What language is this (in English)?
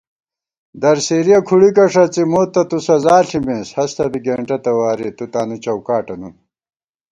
Gawar-Bati